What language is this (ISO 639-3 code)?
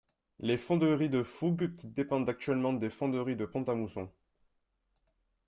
fra